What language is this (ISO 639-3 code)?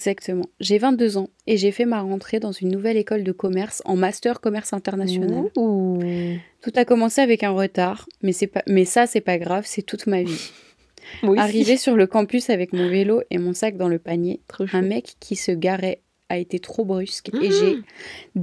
fra